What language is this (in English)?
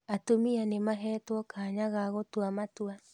Kikuyu